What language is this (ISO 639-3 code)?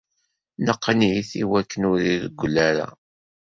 kab